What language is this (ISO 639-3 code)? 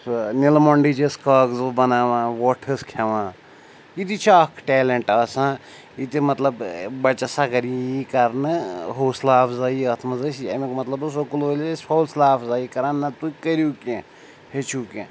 kas